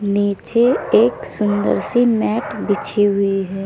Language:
Hindi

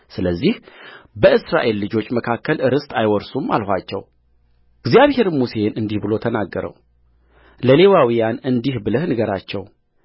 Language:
Amharic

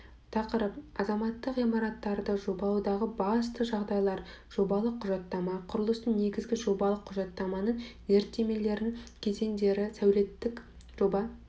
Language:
Kazakh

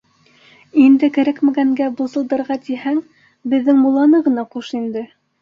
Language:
Bashkir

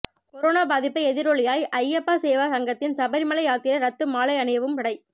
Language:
Tamil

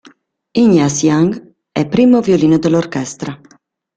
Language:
Italian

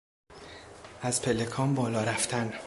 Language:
Persian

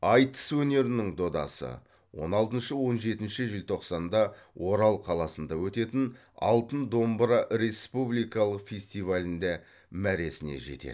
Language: Kazakh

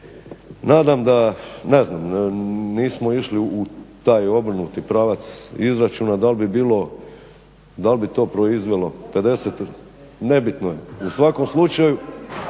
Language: Croatian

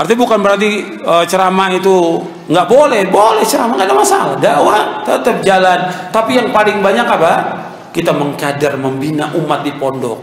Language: Indonesian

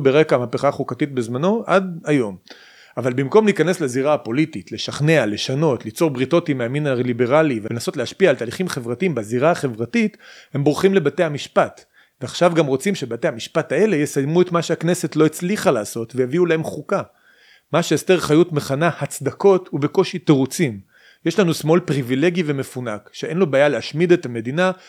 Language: Hebrew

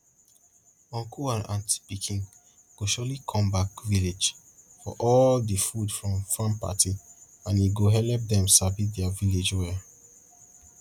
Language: Nigerian Pidgin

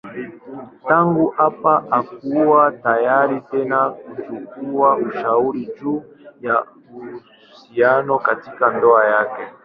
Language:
Swahili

